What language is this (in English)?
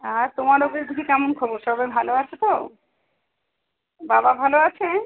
Bangla